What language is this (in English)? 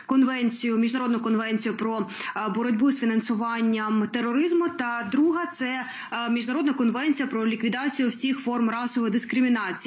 Ukrainian